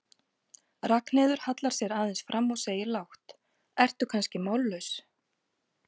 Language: Icelandic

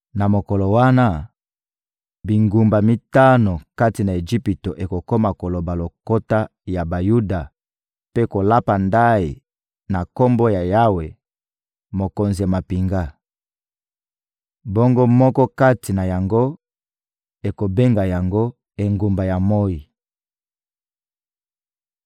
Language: Lingala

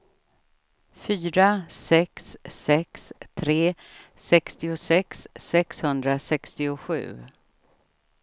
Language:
Swedish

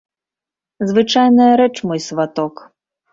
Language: Belarusian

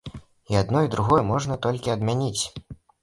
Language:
Belarusian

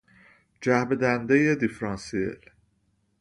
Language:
Persian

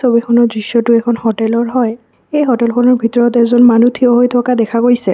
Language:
Assamese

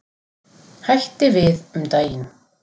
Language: Icelandic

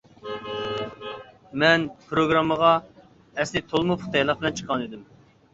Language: Uyghur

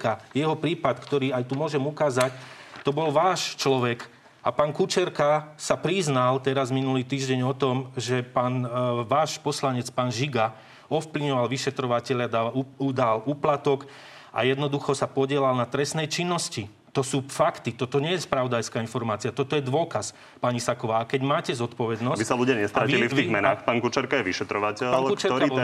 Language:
Slovak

